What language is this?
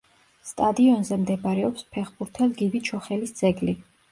Georgian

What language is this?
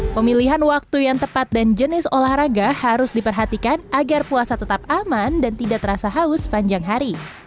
Indonesian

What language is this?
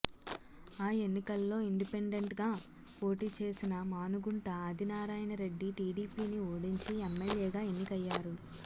Telugu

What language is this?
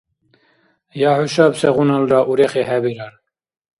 Dargwa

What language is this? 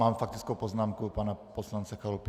Czech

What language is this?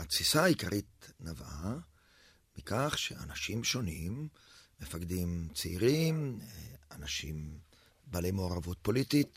Hebrew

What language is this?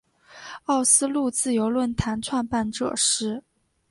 Chinese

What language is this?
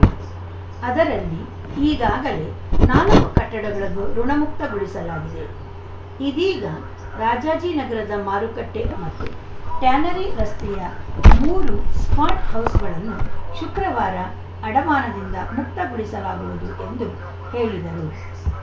Kannada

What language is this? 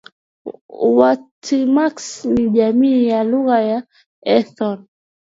Swahili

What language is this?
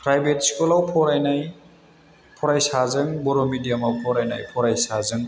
Bodo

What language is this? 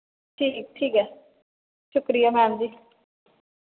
Dogri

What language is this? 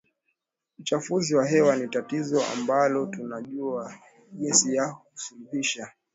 Swahili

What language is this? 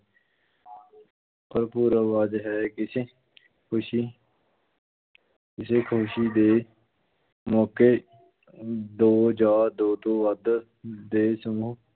Punjabi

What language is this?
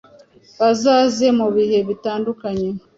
Kinyarwanda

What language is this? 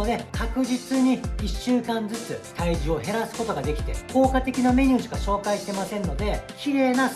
Japanese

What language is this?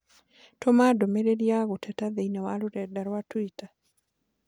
Kikuyu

